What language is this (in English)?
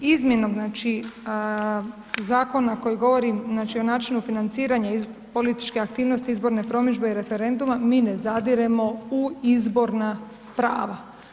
Croatian